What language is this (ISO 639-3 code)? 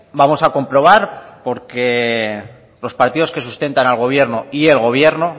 spa